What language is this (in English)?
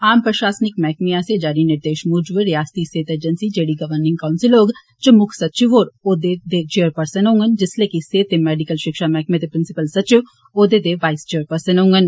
Dogri